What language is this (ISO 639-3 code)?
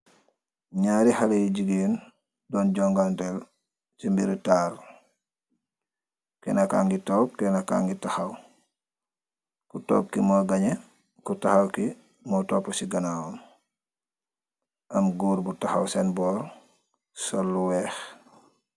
wol